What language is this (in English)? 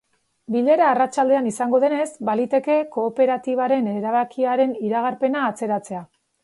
Basque